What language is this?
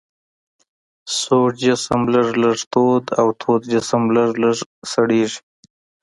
Pashto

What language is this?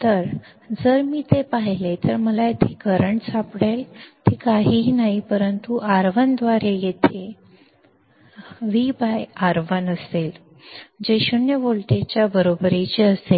Marathi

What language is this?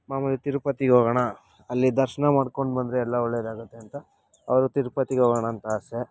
Kannada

